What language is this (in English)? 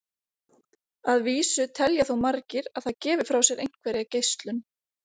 Icelandic